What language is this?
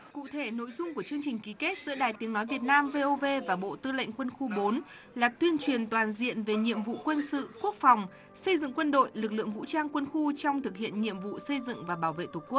Vietnamese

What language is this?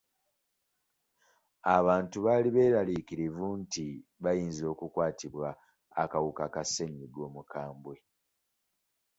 Ganda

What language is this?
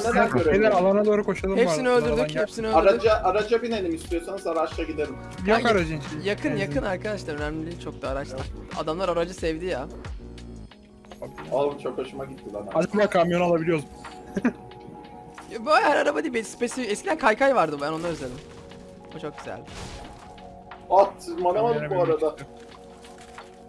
Turkish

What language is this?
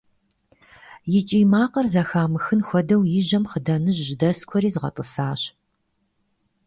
Kabardian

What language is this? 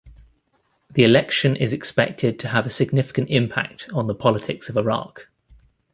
English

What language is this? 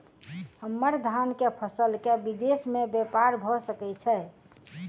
Maithili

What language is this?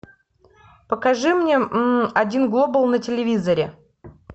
Russian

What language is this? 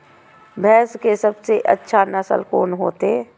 Maithili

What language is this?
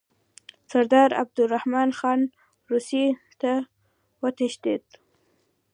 Pashto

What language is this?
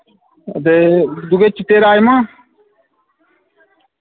Dogri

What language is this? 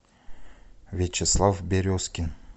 Russian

